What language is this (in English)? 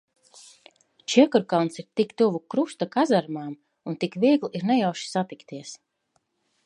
Latvian